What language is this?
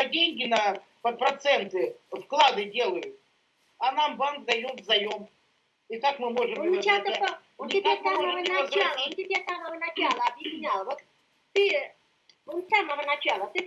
Russian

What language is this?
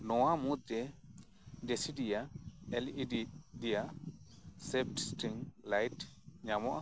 Santali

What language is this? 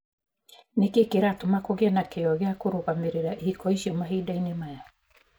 Kikuyu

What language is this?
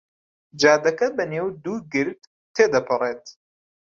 Central Kurdish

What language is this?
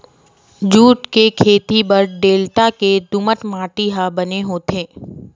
Chhattisgarhi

